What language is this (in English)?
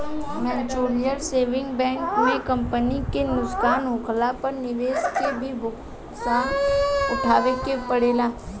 Bhojpuri